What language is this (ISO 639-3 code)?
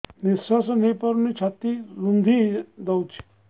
ori